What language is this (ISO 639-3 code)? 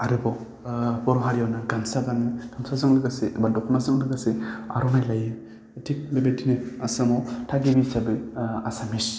brx